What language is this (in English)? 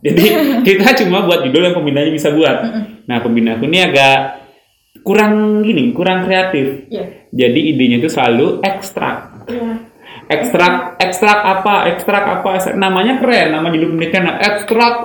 Indonesian